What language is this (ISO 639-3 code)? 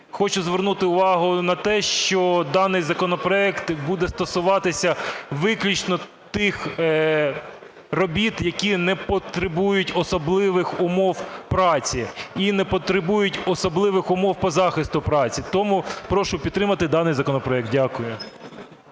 ukr